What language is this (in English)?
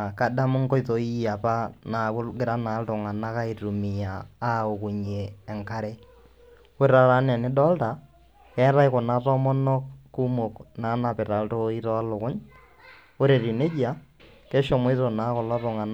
Masai